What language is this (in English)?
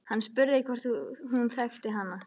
Icelandic